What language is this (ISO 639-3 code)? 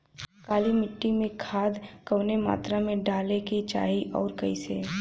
bho